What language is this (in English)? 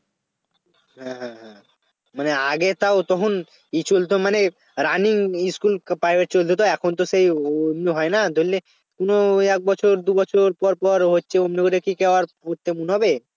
Bangla